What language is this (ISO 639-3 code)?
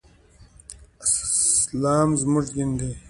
pus